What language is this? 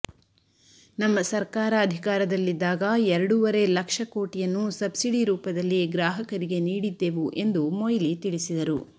Kannada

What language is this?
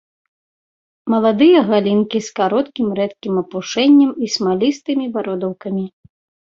Belarusian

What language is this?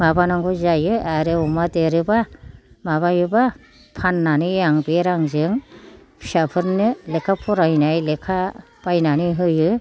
Bodo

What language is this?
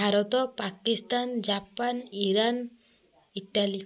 Odia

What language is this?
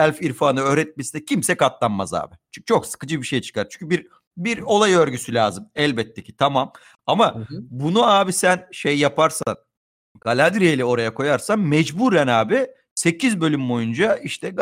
Turkish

